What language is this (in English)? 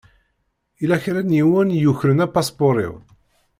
Kabyle